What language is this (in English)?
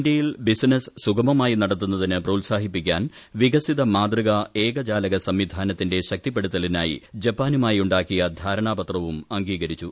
Malayalam